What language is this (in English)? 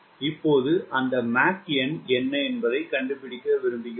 Tamil